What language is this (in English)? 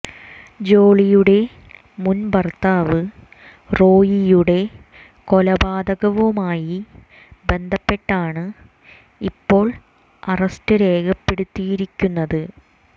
Malayalam